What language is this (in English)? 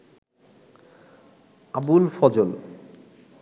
Bangla